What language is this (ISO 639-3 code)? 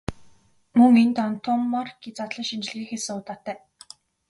mon